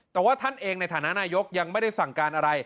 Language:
Thai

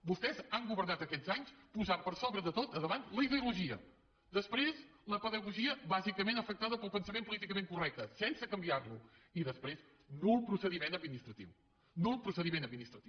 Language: Catalan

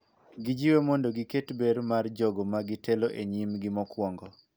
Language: Luo (Kenya and Tanzania)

